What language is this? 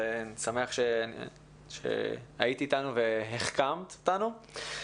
Hebrew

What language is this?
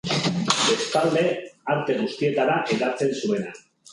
Basque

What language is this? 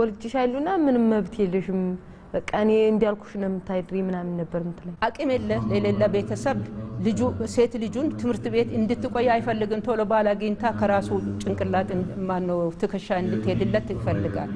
Arabic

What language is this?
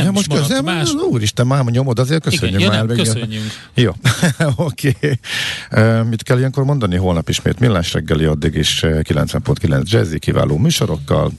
Hungarian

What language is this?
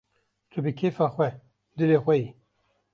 Kurdish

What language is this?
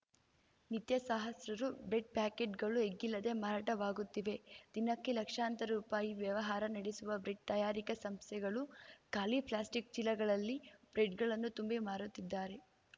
Kannada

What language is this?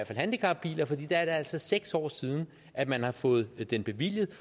Danish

